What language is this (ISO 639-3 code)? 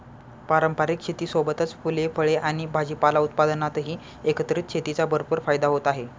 mar